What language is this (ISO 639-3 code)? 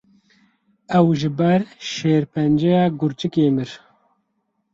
kur